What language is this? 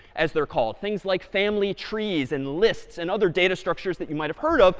English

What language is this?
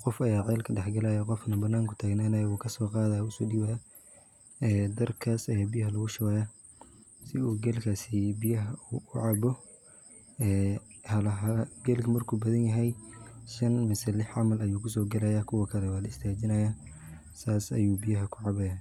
Somali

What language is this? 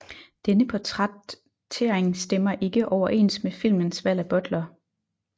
Danish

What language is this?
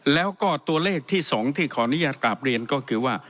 Thai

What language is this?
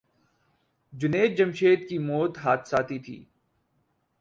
Urdu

